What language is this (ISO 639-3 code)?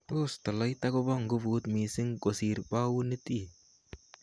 kln